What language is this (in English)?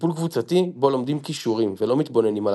Hebrew